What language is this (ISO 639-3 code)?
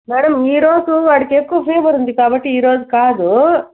tel